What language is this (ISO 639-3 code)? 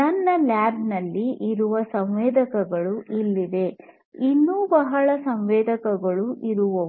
kan